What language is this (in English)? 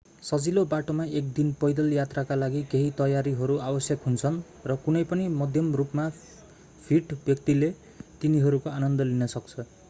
Nepali